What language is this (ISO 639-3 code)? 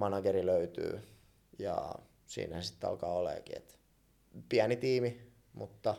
fin